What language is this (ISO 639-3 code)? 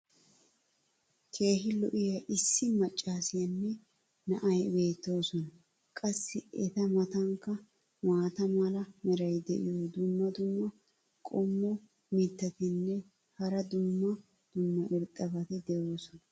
wal